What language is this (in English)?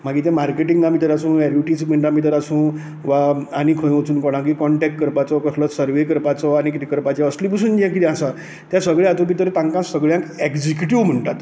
Konkani